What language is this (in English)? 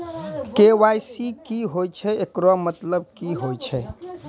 Maithili